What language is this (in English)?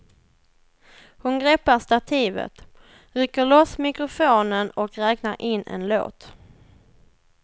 Swedish